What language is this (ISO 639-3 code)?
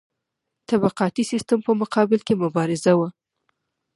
pus